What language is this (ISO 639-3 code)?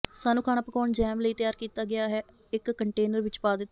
pan